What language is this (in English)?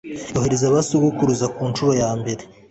Kinyarwanda